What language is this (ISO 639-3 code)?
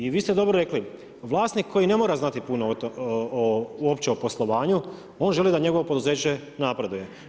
hrv